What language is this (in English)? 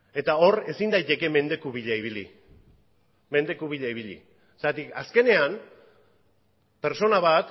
Basque